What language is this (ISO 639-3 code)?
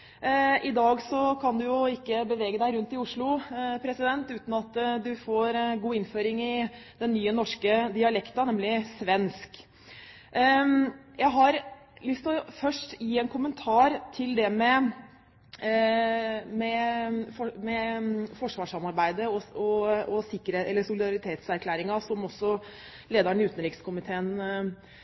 nob